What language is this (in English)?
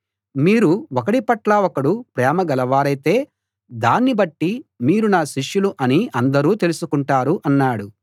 Telugu